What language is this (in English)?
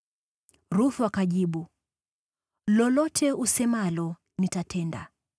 Swahili